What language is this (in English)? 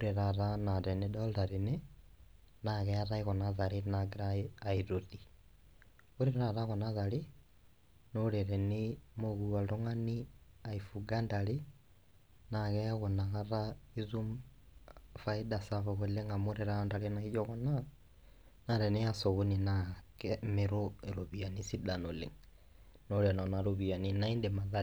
Masai